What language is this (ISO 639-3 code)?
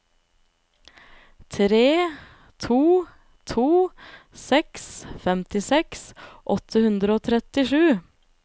nor